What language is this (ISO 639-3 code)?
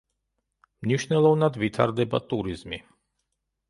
kat